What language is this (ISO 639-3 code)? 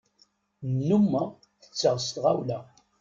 kab